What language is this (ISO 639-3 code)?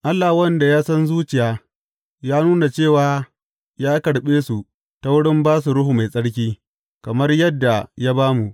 hau